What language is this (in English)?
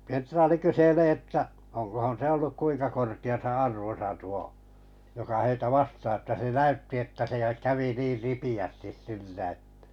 Finnish